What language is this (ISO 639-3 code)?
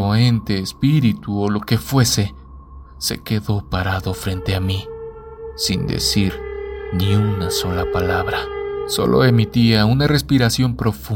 spa